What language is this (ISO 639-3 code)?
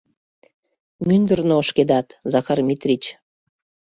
chm